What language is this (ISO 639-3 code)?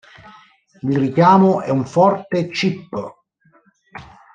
ita